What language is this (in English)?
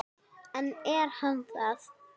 Icelandic